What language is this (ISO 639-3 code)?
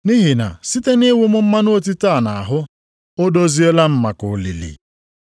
ibo